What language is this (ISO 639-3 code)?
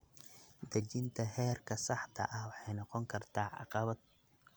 som